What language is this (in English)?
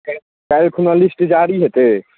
Maithili